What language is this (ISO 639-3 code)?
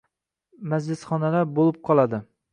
uzb